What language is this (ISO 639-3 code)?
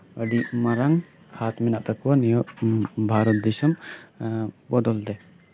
sat